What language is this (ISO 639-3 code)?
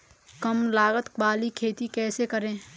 hin